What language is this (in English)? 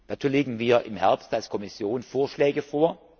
German